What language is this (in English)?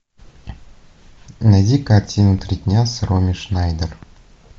Russian